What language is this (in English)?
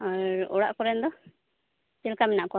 Santali